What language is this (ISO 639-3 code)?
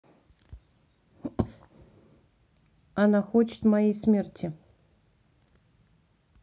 rus